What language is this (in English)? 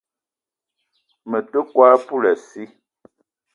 Eton (Cameroon)